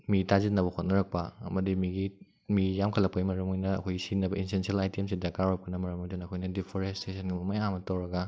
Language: Manipuri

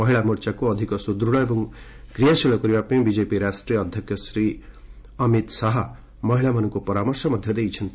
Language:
Odia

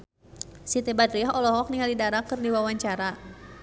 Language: Sundanese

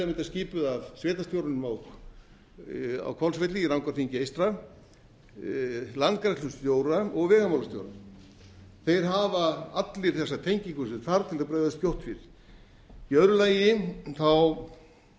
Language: Icelandic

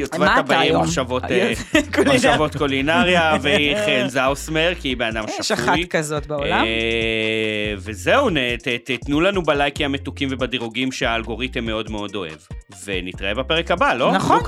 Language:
Hebrew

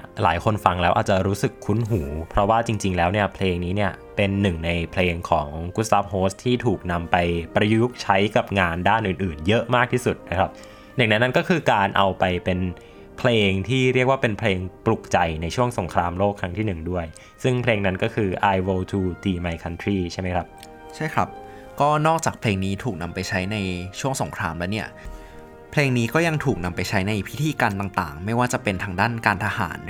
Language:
Thai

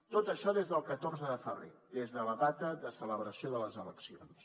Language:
Catalan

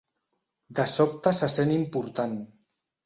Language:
Catalan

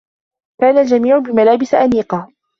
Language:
Arabic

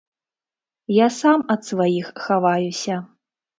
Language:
Belarusian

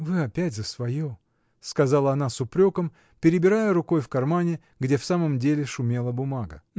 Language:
Russian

